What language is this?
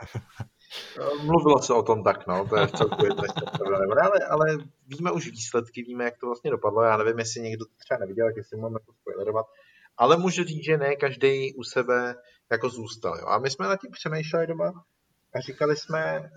Czech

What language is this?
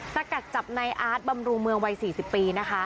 Thai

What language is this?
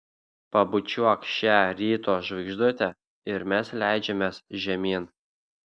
Lithuanian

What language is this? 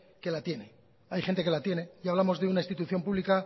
Spanish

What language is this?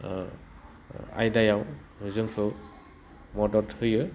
Bodo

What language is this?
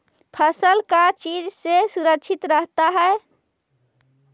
Magahi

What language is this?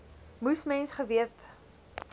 Afrikaans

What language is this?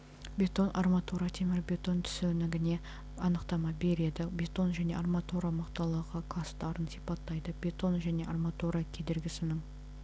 Kazakh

